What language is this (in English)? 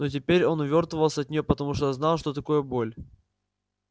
Russian